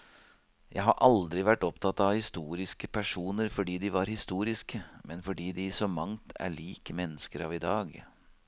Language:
Norwegian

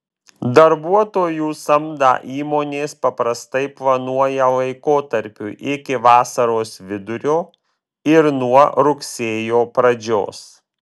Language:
Lithuanian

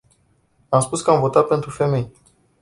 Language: Romanian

